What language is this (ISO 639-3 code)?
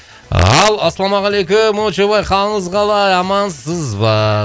kaz